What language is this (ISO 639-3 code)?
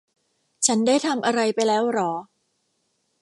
tha